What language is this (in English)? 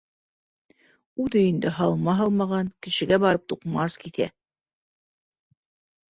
Bashkir